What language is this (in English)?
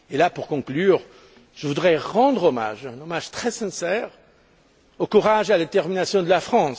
French